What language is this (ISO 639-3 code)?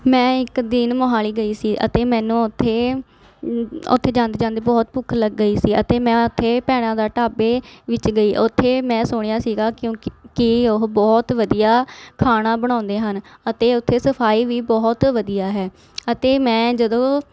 pan